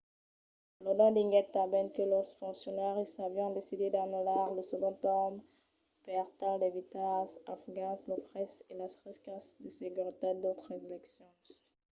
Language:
Occitan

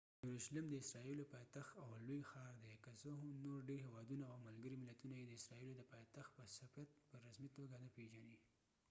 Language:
Pashto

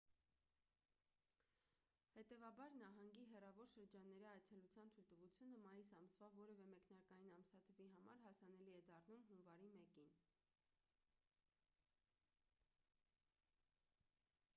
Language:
Armenian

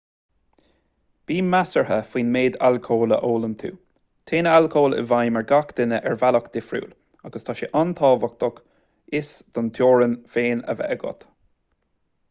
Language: Irish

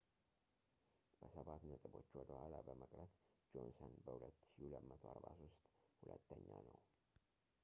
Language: Amharic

